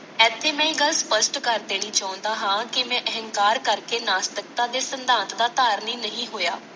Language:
Punjabi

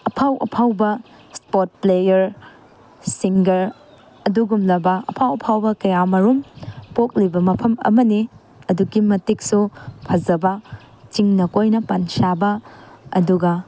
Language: Manipuri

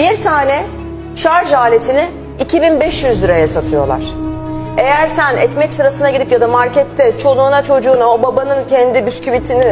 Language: Turkish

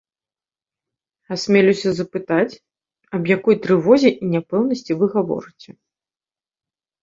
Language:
Belarusian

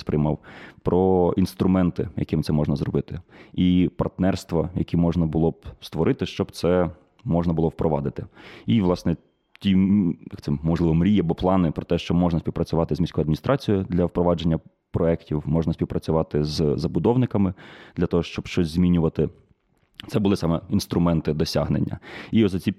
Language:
Ukrainian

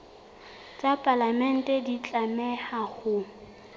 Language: Southern Sotho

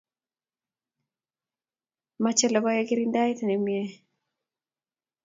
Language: Kalenjin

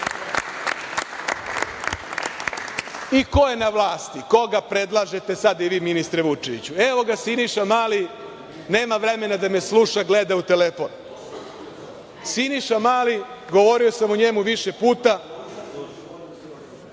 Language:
Serbian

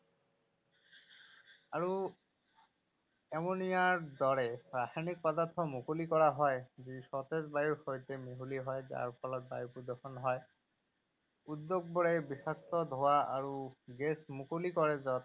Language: Assamese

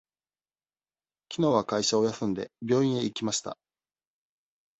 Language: Japanese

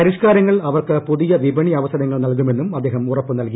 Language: Malayalam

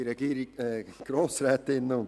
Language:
Swiss German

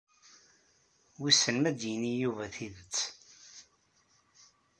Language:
Kabyle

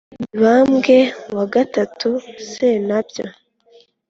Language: Kinyarwanda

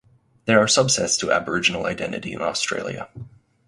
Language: English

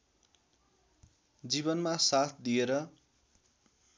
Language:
Nepali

